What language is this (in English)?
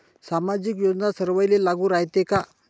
Marathi